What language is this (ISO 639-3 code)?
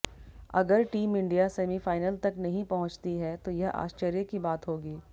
hin